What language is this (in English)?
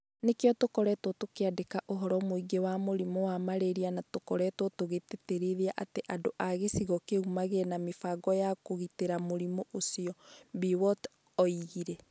Kikuyu